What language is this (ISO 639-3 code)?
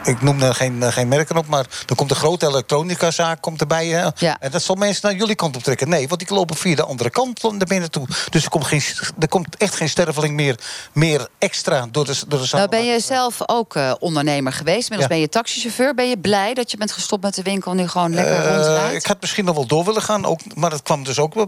nld